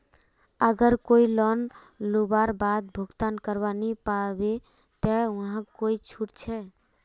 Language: Magahi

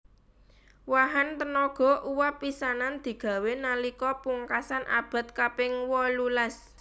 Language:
Javanese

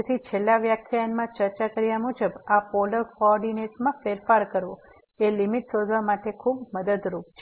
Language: Gujarati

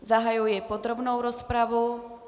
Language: Czech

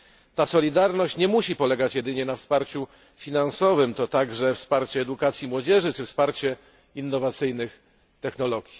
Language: Polish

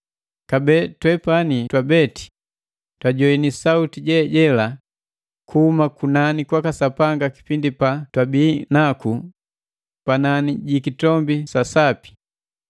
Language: Matengo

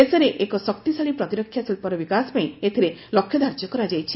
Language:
Odia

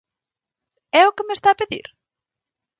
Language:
Galician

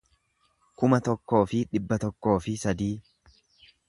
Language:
Oromo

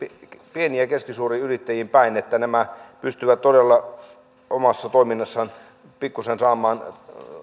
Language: Finnish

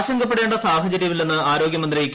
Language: Malayalam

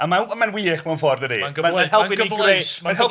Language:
Welsh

